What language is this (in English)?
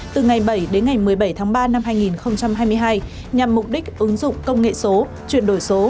Vietnamese